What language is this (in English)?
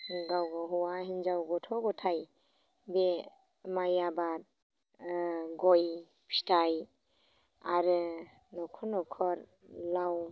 Bodo